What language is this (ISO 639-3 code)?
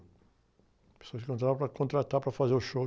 por